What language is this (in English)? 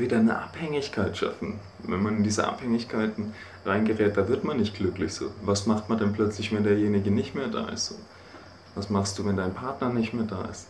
German